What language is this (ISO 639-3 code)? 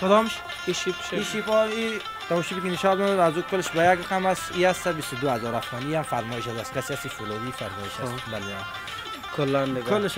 fas